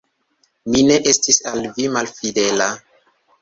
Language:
Esperanto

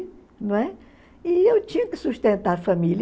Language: Portuguese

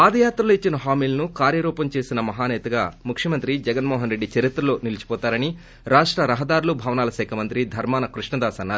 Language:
Telugu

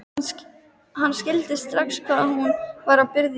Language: Icelandic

